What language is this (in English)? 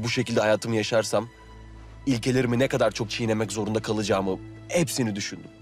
Turkish